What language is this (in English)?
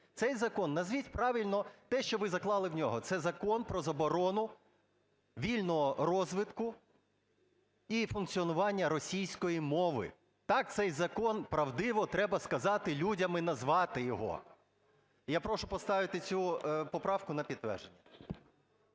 Ukrainian